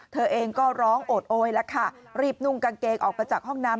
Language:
Thai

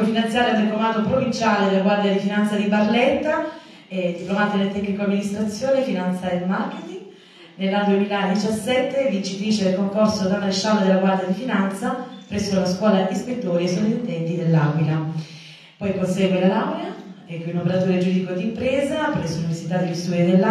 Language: Italian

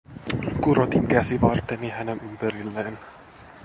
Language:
Finnish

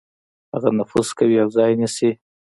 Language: Pashto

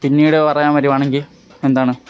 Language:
Malayalam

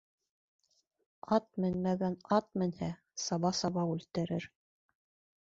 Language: Bashkir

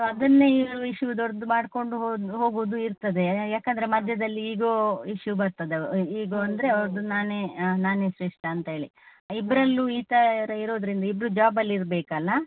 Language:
Kannada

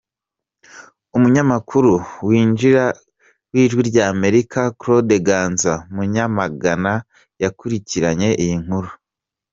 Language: Kinyarwanda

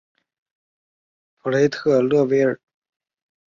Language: Chinese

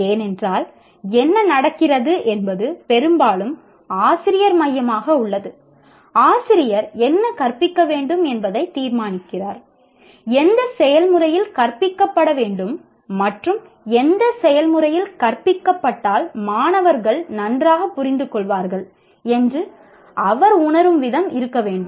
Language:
Tamil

